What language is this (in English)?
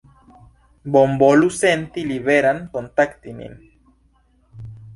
Esperanto